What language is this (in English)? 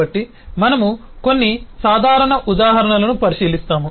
Telugu